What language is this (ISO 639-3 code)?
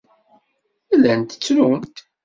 kab